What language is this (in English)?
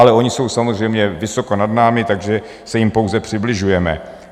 Czech